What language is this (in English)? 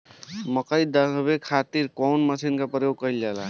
Bhojpuri